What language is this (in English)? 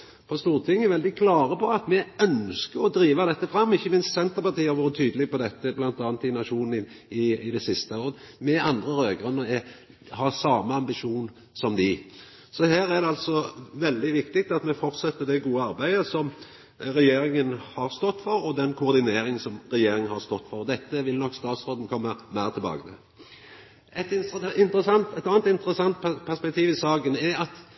Norwegian Nynorsk